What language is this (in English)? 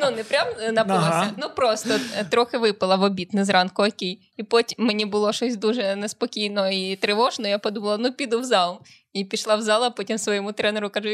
Ukrainian